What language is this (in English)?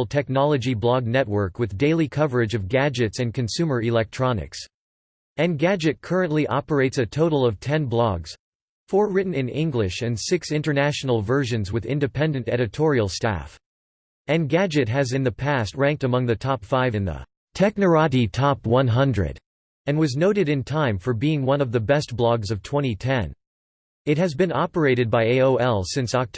English